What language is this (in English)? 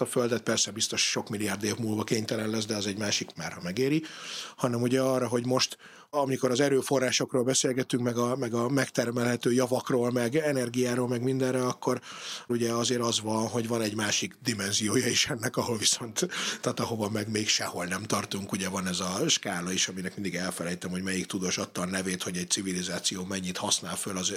Hungarian